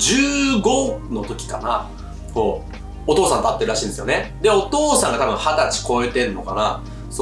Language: Japanese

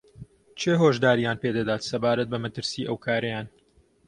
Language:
Central Kurdish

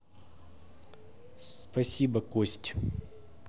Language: Russian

